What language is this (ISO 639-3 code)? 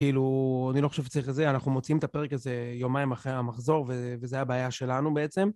heb